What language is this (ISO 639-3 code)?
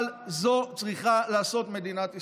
heb